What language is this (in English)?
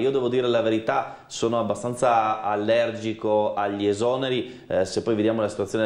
Italian